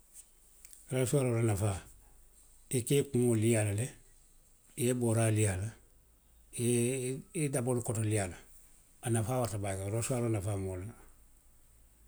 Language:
Western Maninkakan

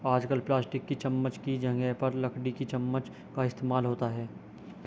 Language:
Hindi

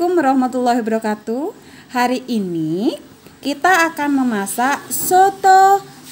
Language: Indonesian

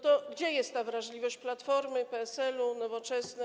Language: Polish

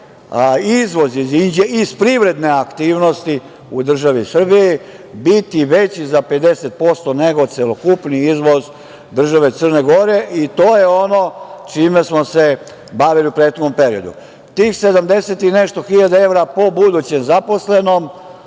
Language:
Serbian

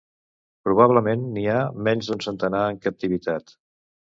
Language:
Catalan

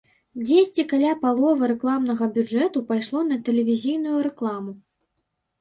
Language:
Belarusian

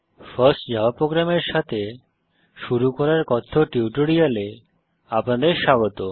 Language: Bangla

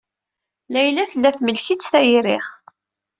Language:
Kabyle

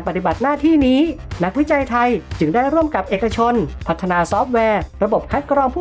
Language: Thai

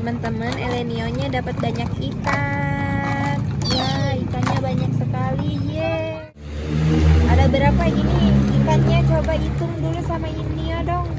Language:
Indonesian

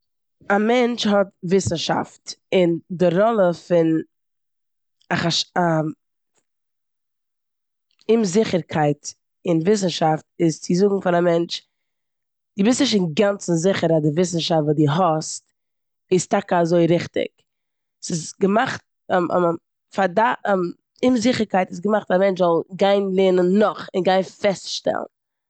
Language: Yiddish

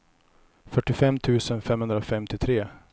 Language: Swedish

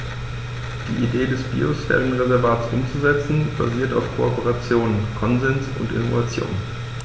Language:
German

